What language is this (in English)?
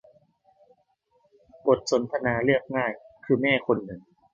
Thai